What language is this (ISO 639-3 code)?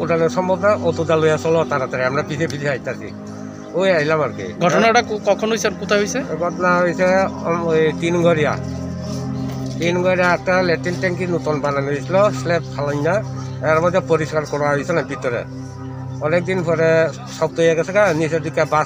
hin